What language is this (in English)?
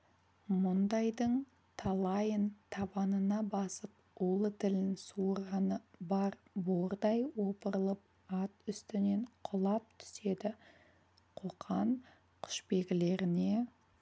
Kazakh